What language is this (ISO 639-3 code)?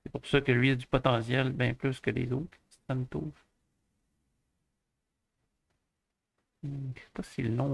fra